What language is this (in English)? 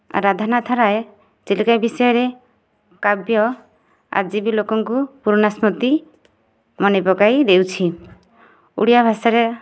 Odia